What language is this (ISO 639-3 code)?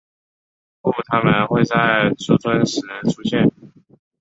zho